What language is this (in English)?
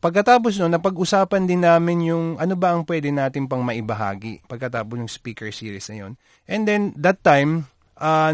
Filipino